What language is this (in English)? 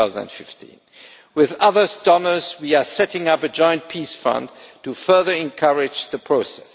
English